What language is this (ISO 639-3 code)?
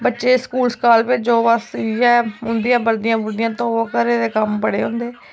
doi